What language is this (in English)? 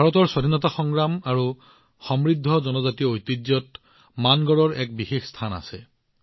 Assamese